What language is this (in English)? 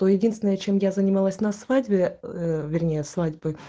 Russian